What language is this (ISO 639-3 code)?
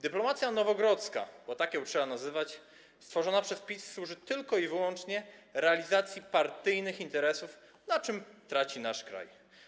pol